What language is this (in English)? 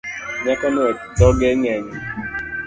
Luo (Kenya and Tanzania)